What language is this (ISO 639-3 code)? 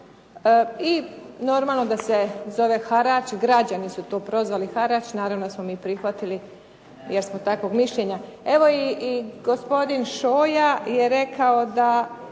hrv